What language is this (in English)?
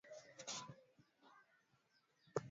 Swahili